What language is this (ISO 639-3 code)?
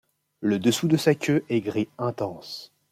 fra